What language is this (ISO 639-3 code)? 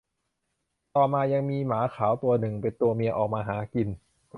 tha